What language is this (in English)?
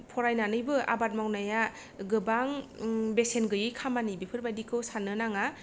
Bodo